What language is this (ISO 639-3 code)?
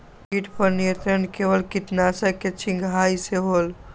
mag